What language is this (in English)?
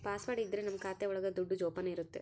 Kannada